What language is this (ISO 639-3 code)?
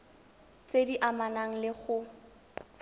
tsn